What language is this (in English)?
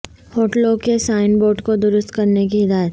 Urdu